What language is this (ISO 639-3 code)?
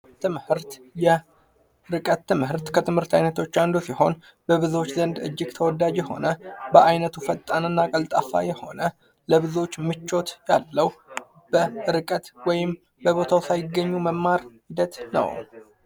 amh